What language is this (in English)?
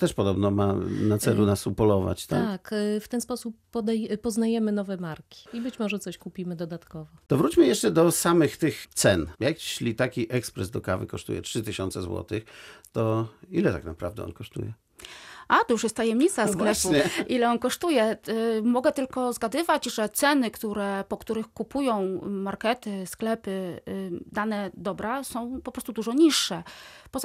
Polish